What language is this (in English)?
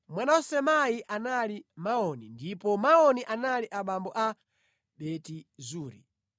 Nyanja